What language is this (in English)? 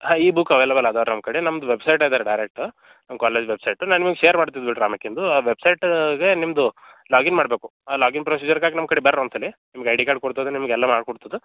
Kannada